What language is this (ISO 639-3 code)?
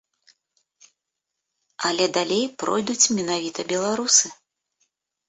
bel